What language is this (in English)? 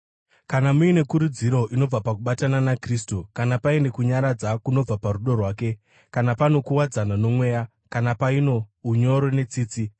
Shona